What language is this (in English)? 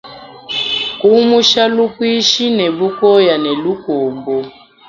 Luba-Lulua